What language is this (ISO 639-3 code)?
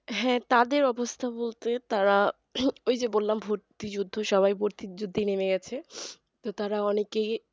ben